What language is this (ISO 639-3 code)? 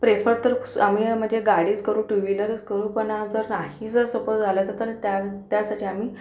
mar